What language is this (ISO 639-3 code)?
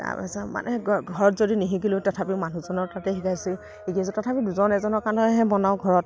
asm